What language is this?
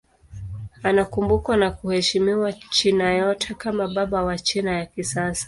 Swahili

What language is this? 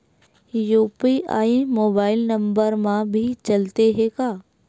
Chhattisgarhi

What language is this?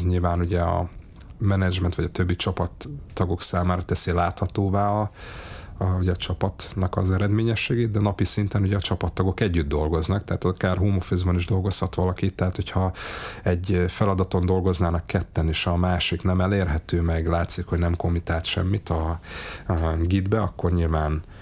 Hungarian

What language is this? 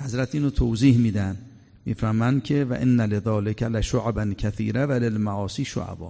Persian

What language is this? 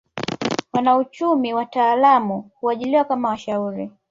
Swahili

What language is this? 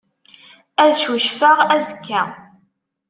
Kabyle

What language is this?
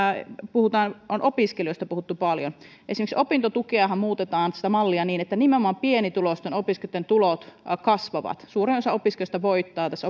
Finnish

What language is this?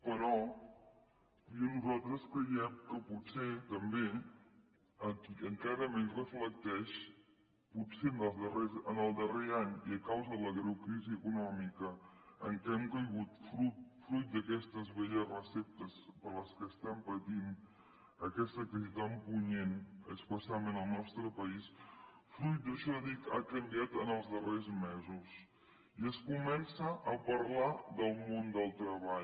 Catalan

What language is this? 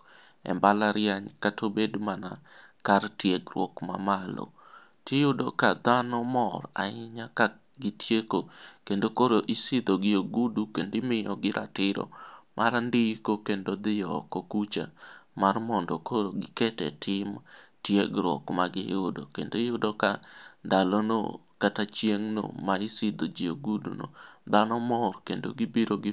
Luo (Kenya and Tanzania)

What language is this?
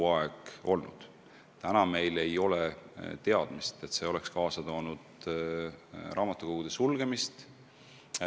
Estonian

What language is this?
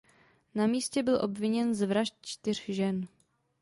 Czech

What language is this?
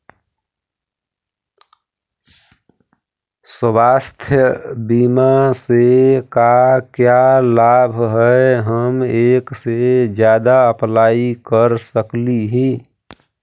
Magahi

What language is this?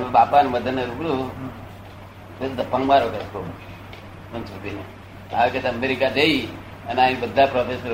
Gujarati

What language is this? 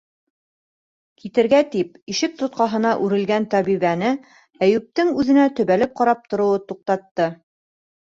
Bashkir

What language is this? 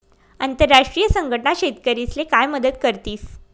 Marathi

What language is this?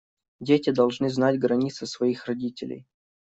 Russian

